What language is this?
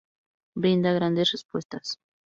Spanish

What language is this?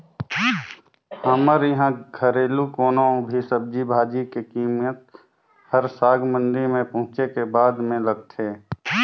Chhattisgarhi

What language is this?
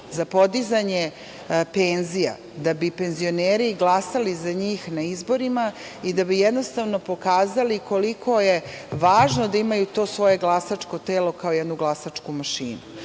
Serbian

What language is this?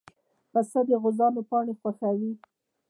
Pashto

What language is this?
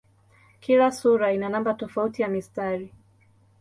Swahili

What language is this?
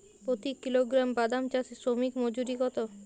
Bangla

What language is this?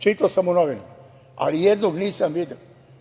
Serbian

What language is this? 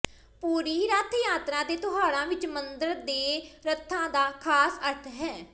Punjabi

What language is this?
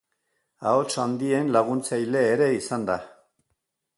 Basque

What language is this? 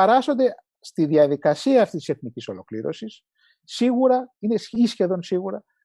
Greek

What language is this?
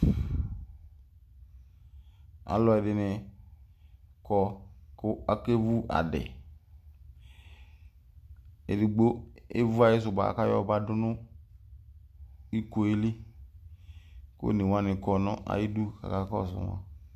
Ikposo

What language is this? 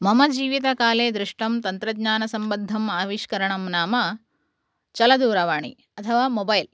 Sanskrit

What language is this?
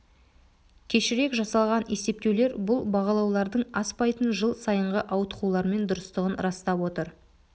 Kazakh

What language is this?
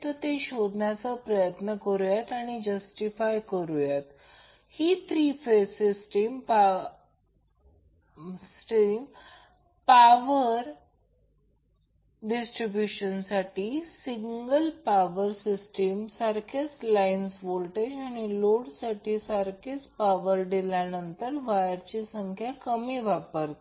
Marathi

